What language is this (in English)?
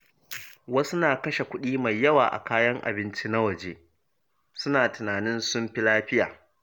Hausa